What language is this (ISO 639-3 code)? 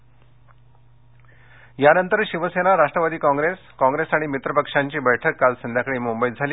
mar